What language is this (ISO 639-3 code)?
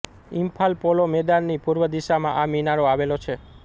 guj